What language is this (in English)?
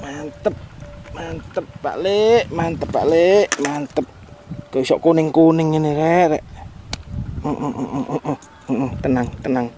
Indonesian